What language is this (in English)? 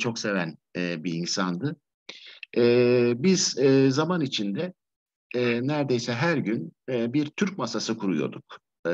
Turkish